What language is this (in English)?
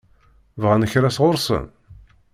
Kabyle